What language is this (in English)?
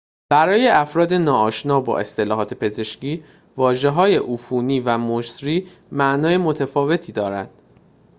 Persian